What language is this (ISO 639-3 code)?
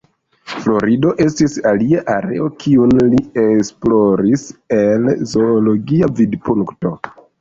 epo